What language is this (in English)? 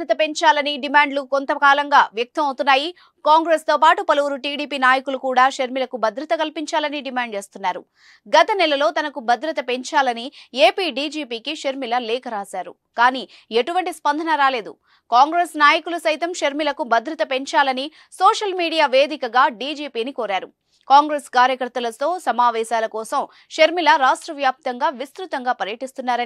Telugu